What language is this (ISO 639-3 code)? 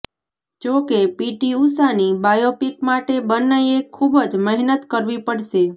guj